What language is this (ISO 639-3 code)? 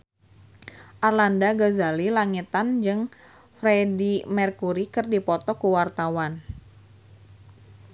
sun